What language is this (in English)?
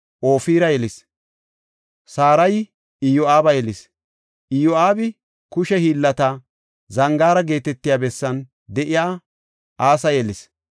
Gofa